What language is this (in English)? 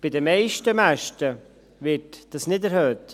Swiss German